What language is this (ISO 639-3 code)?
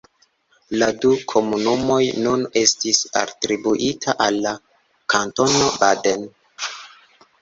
epo